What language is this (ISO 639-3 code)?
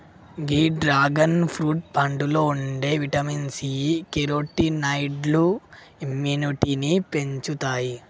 tel